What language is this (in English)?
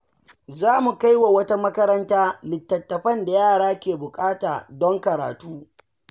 Hausa